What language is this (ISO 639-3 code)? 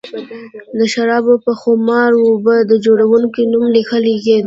pus